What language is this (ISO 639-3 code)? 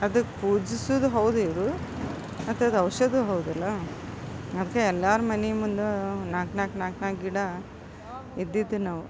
kan